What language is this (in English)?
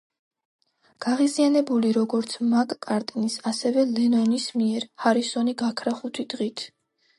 Georgian